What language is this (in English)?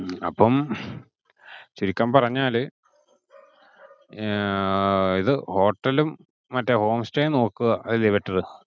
Malayalam